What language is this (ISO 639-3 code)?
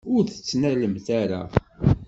kab